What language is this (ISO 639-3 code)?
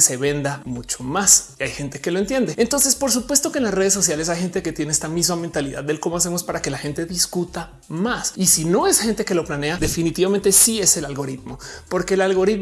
spa